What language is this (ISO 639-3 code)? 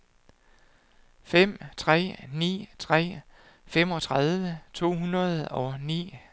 dan